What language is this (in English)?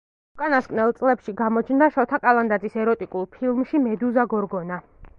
Georgian